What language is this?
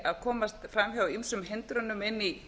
Icelandic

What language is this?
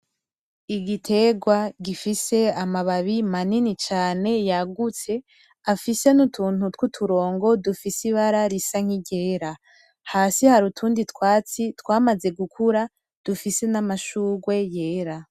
Rundi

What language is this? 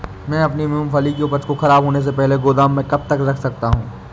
Hindi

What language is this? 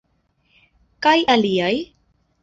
Esperanto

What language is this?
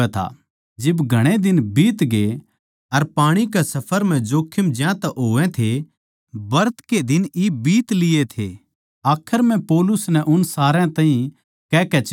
Haryanvi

